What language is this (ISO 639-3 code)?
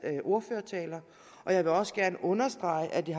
dan